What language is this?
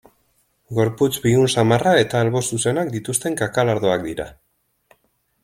Basque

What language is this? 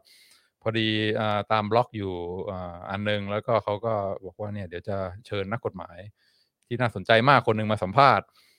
Thai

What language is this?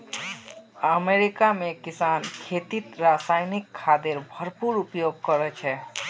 Magahi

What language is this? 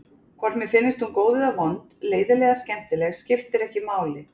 Icelandic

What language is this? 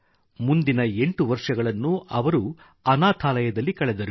Kannada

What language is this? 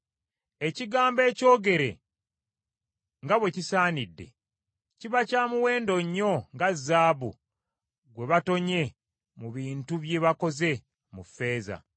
Ganda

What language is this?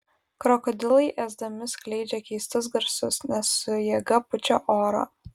Lithuanian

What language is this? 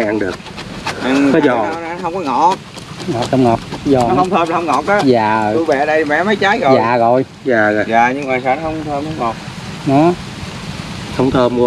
Vietnamese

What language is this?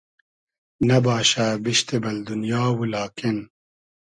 Hazaragi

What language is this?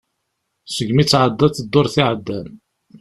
Kabyle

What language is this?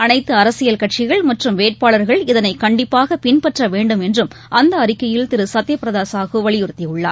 Tamil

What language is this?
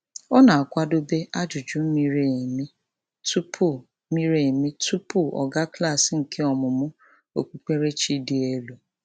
Igbo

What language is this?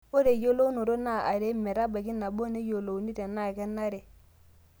Masai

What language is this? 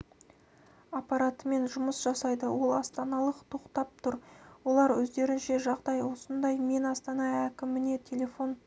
Kazakh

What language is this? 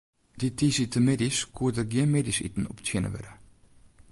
Western Frisian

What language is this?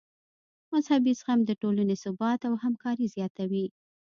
Pashto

